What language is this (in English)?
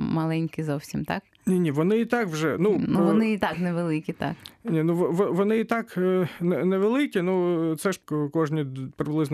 Ukrainian